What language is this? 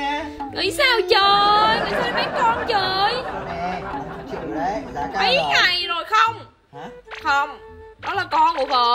Vietnamese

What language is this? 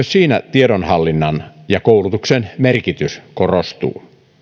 Finnish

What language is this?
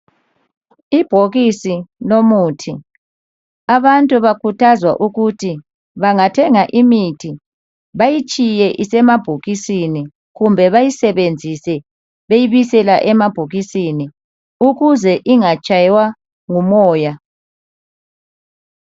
North Ndebele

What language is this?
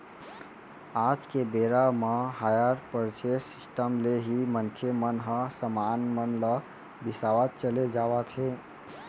Chhattisgarhi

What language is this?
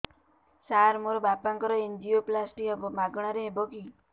Odia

